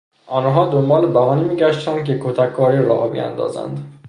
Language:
Persian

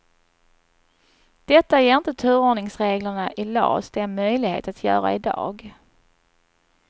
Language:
Swedish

